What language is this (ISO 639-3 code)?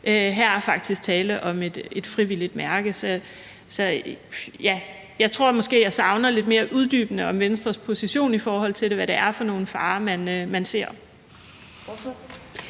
dan